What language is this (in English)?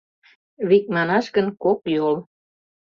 Mari